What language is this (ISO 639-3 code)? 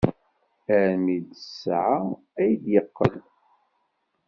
kab